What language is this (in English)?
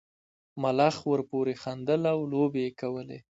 Pashto